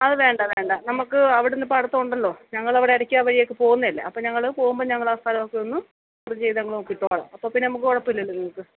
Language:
Malayalam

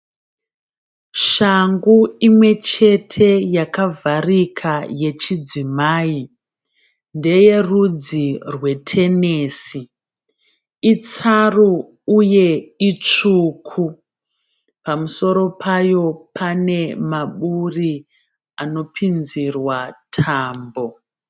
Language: Shona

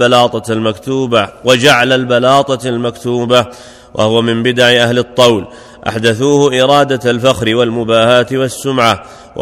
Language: Arabic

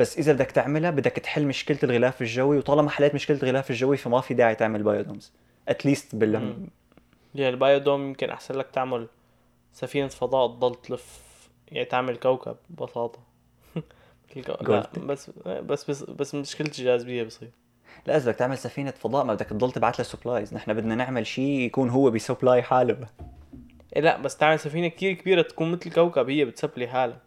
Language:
Arabic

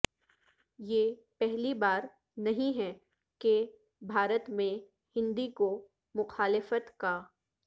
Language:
Urdu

